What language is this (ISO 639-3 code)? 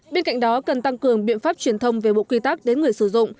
vie